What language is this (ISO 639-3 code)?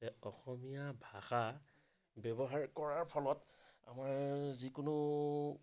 asm